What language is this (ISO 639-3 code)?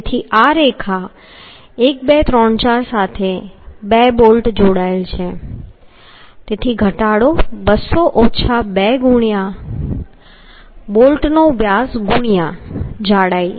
guj